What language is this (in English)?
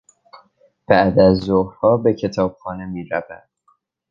Persian